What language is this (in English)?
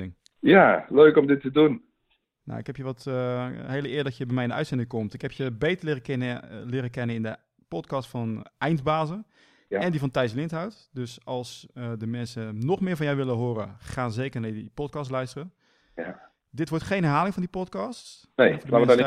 Dutch